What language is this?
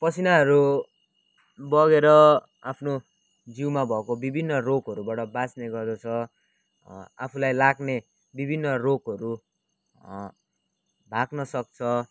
Nepali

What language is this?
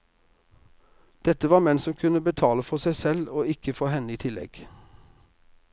Norwegian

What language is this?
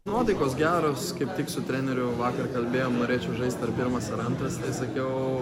Lithuanian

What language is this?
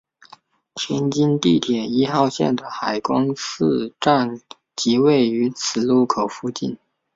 Chinese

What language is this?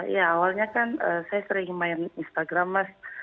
Indonesian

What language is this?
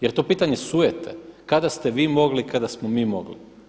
Croatian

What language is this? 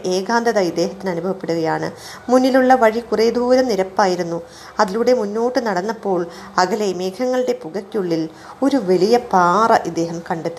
Malayalam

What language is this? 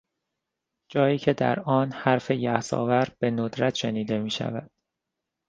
Persian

